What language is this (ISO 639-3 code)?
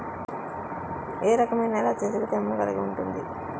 tel